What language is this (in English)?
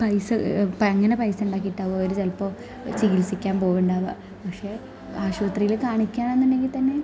Malayalam